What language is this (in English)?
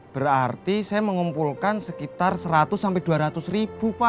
Indonesian